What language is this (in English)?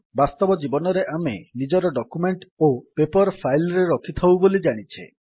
Odia